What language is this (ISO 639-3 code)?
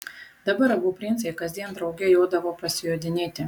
lit